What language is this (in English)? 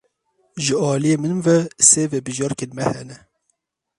Kurdish